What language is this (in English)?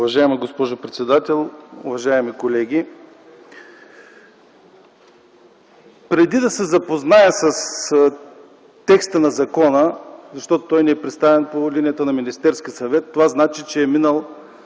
Bulgarian